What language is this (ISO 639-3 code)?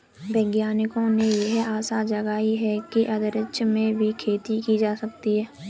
hin